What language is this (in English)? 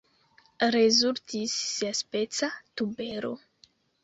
Esperanto